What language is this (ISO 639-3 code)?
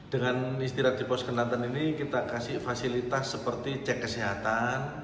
ind